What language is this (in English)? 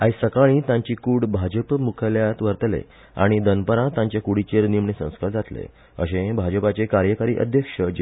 Konkani